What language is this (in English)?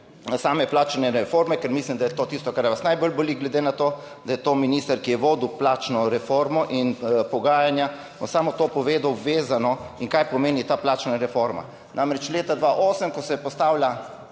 Slovenian